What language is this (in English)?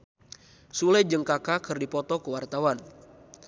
Sundanese